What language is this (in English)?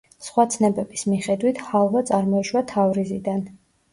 Georgian